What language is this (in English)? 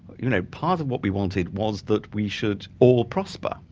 English